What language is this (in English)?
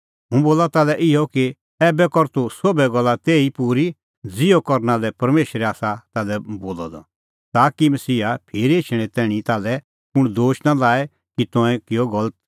Kullu Pahari